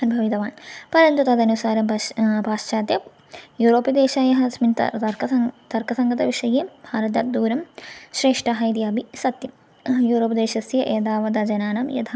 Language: Sanskrit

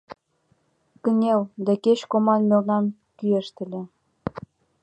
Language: Mari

